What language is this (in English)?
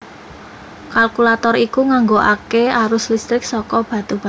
Javanese